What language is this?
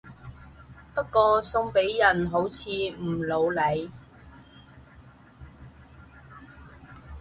Cantonese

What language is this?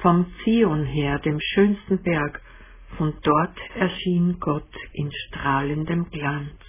German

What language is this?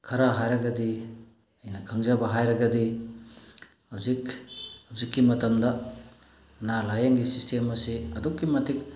Manipuri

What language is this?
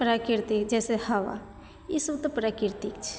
Maithili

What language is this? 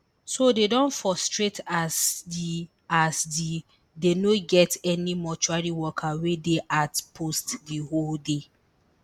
Nigerian Pidgin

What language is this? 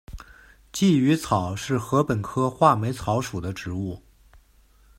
Chinese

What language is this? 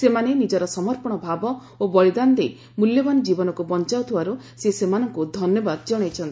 Odia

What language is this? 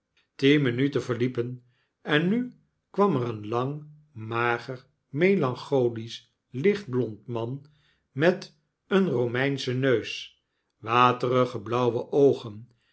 Dutch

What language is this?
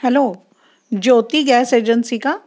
Marathi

